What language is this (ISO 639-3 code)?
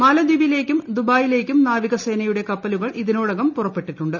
mal